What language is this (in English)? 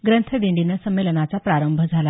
Marathi